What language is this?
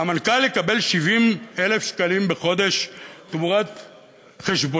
Hebrew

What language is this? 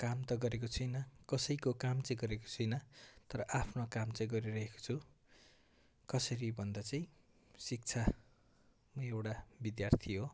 Nepali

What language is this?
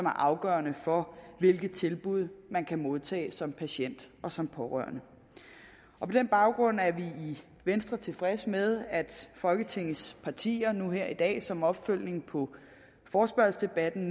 Danish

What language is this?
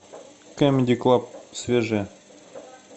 Russian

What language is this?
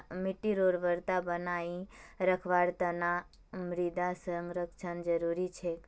Magahi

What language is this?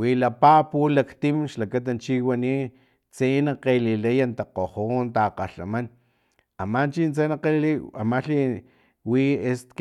Filomena Mata-Coahuitlán Totonac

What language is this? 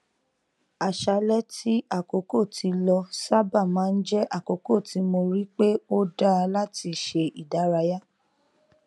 Yoruba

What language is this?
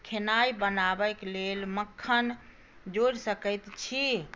Maithili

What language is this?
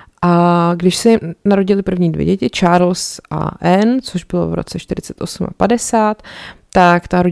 Czech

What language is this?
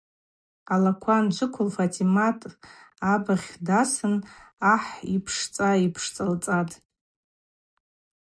Abaza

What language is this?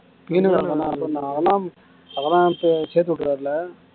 Tamil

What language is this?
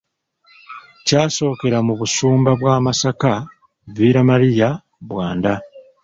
Ganda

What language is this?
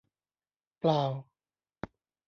Thai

